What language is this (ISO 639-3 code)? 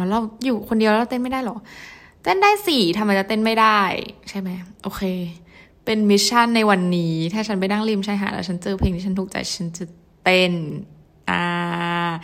tha